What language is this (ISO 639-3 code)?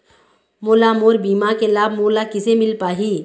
hne